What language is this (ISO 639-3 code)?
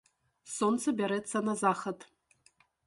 bel